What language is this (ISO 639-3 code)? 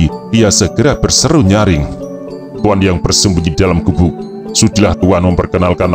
ind